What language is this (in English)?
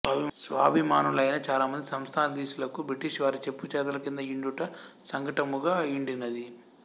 Telugu